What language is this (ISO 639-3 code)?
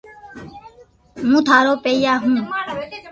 lrk